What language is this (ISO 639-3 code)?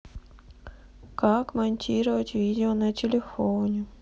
rus